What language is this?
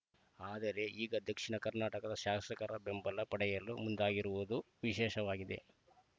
Kannada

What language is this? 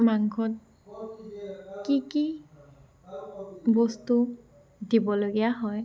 Assamese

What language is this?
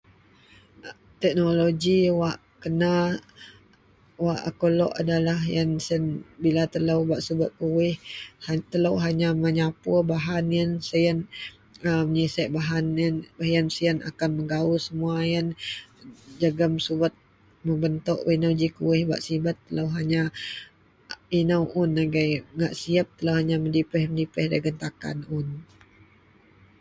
Central Melanau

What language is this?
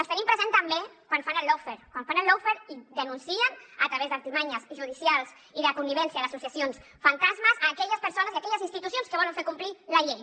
Catalan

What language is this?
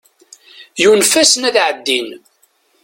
Kabyle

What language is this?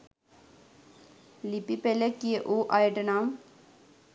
Sinhala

